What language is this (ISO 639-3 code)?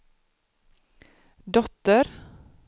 swe